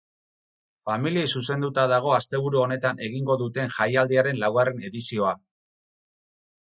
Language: Basque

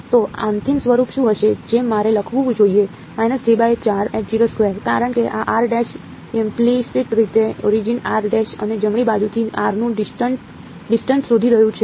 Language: Gujarati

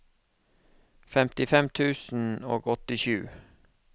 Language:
Norwegian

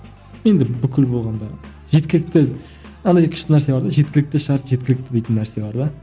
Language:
Kazakh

